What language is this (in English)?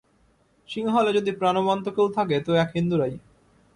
Bangla